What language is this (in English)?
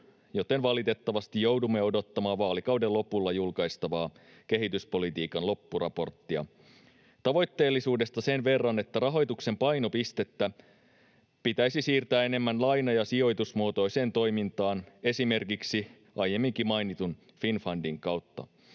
Finnish